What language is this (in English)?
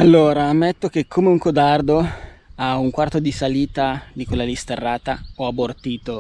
Italian